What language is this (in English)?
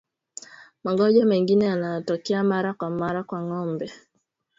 Swahili